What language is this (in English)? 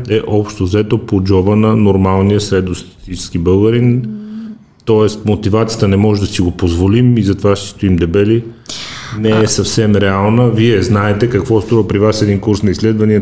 Bulgarian